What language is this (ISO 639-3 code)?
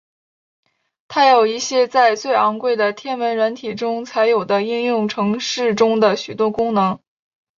zho